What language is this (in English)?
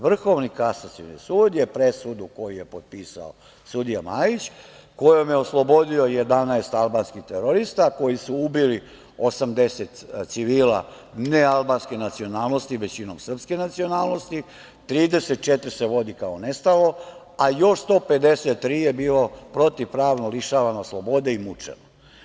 Serbian